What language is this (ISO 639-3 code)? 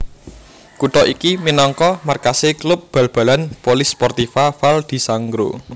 jav